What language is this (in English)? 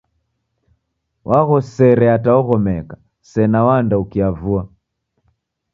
Taita